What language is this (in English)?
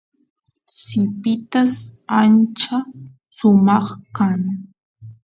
Santiago del Estero Quichua